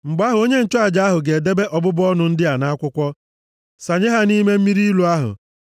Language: Igbo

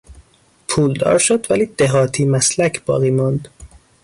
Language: Persian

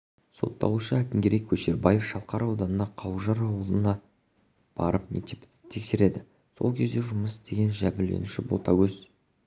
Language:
Kazakh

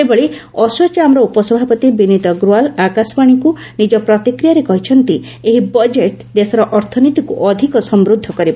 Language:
Odia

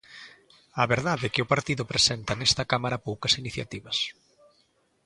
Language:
Galician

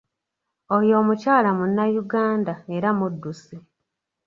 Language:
Ganda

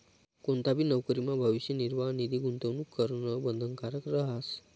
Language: Marathi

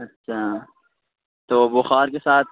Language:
Urdu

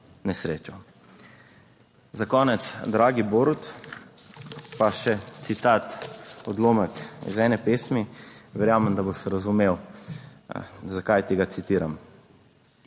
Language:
Slovenian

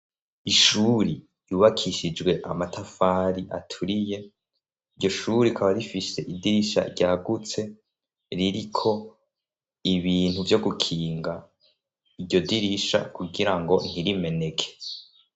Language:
Rundi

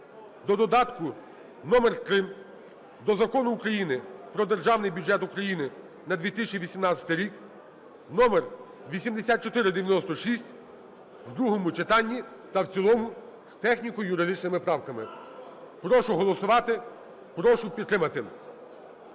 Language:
Ukrainian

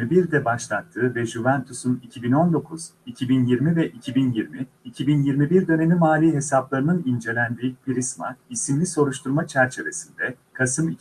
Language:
Turkish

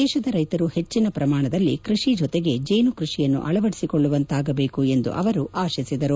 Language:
Kannada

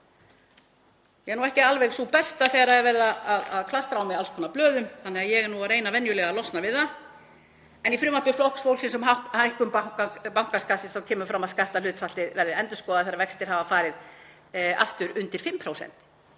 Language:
Icelandic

